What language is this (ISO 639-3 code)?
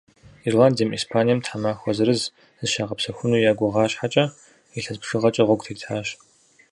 kbd